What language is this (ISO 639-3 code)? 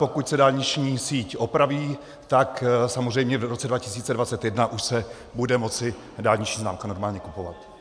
ces